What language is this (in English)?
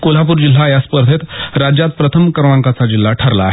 Marathi